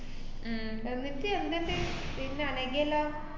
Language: Malayalam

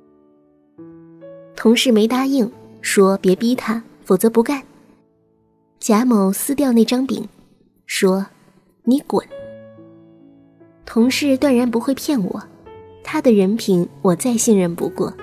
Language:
Chinese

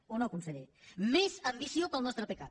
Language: Catalan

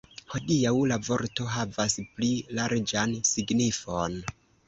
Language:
Esperanto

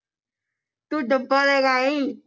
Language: Punjabi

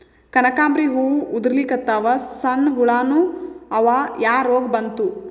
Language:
Kannada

